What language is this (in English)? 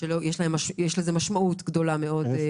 Hebrew